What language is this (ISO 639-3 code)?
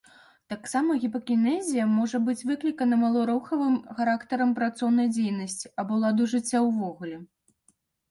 bel